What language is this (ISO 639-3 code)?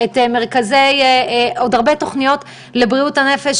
heb